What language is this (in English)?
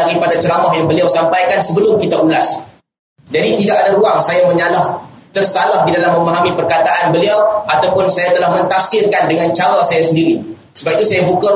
Malay